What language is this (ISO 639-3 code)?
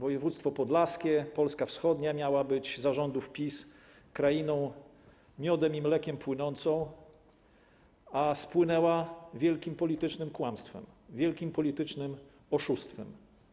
pol